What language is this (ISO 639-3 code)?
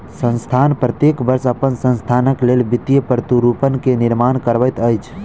mai